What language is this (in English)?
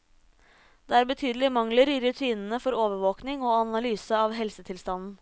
Norwegian